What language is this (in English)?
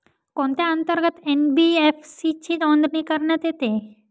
Marathi